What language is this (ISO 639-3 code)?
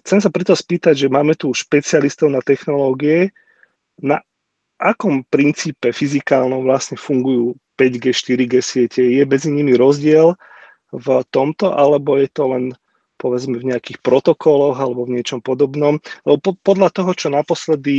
slk